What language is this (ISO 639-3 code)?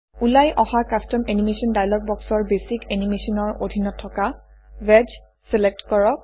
asm